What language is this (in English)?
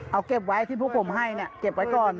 Thai